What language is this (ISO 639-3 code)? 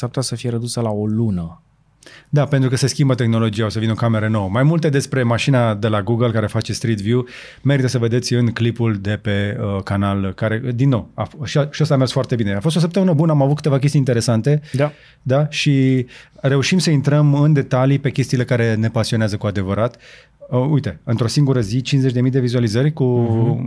ron